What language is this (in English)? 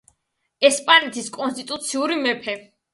Georgian